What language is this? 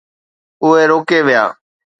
Sindhi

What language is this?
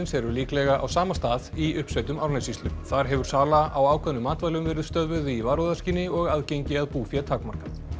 Icelandic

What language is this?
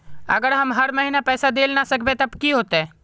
Magahi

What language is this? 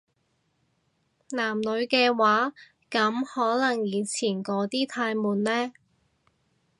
Cantonese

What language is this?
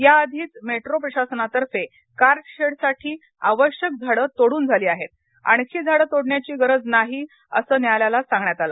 Marathi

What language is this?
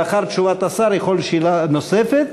Hebrew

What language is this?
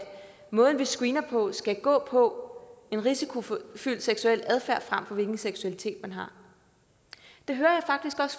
Danish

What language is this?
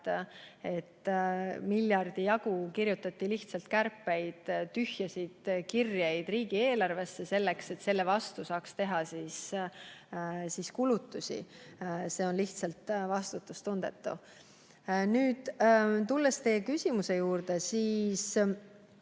Estonian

